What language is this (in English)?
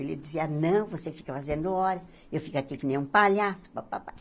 Portuguese